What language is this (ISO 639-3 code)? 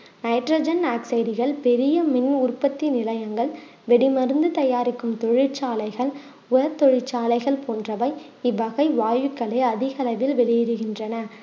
tam